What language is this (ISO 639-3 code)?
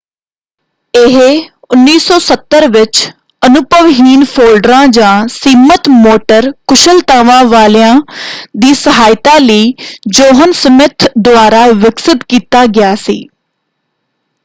pan